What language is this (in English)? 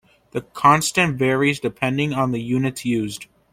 English